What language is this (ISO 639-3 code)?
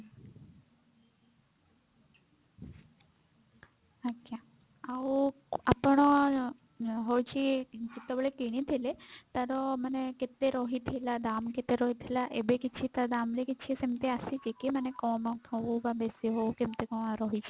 ori